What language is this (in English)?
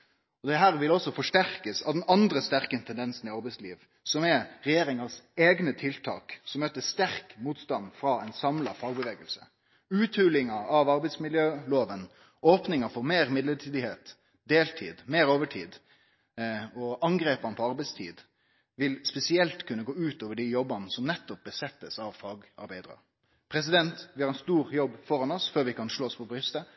Norwegian Nynorsk